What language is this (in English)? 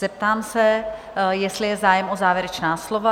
Czech